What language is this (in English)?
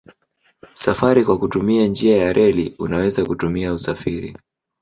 Swahili